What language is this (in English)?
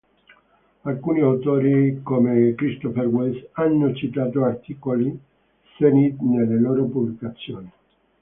Italian